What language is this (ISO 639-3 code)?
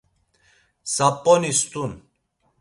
lzz